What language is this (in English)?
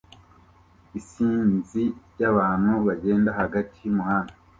Kinyarwanda